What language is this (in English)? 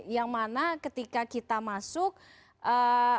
Indonesian